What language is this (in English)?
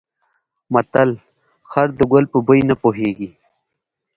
Pashto